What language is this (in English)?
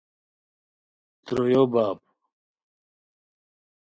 Khowar